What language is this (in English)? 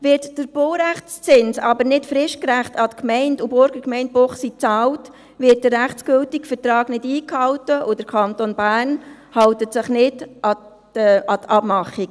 Swiss German